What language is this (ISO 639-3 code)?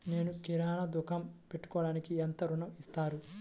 tel